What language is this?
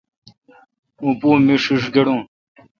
Kalkoti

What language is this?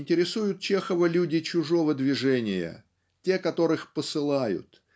Russian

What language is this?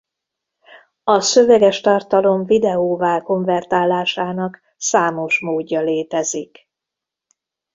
Hungarian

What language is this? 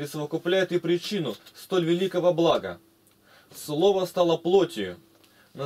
Russian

